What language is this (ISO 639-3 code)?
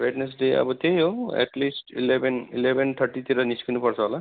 nep